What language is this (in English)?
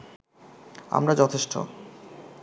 Bangla